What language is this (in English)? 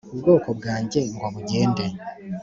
Kinyarwanda